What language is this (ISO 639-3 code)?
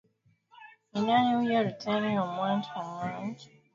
swa